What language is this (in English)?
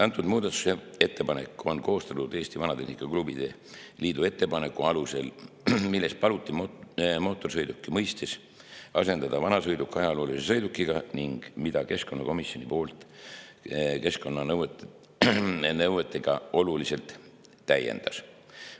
Estonian